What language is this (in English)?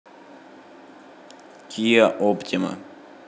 Russian